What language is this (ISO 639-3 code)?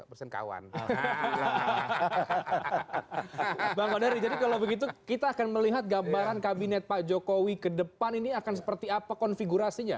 ind